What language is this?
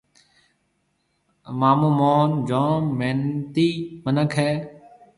Marwari (Pakistan)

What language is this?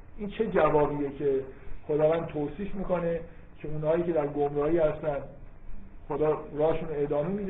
Persian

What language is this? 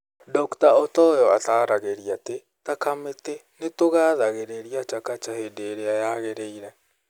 Kikuyu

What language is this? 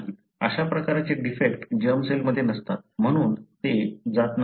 Marathi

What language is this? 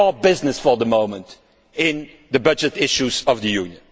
English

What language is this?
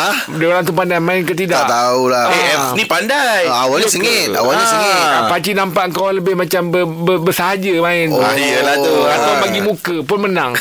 Malay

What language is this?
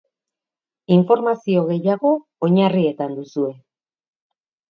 Basque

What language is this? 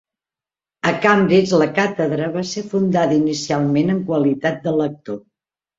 Catalan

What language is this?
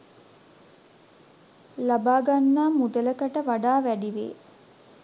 Sinhala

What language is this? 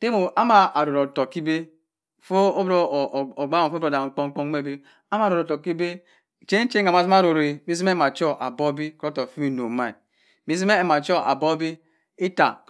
Cross River Mbembe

